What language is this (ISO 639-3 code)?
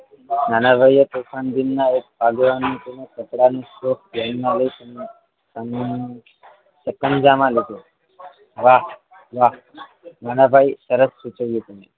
guj